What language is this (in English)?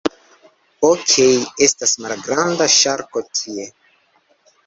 Esperanto